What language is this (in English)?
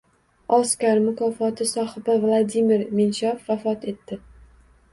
Uzbek